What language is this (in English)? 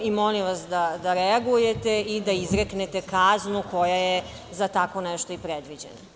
Serbian